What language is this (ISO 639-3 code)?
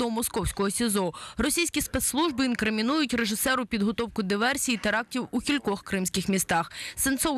ukr